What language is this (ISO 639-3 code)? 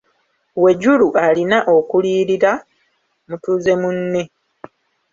lug